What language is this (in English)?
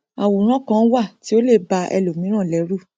Yoruba